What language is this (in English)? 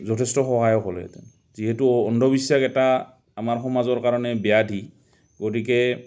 Assamese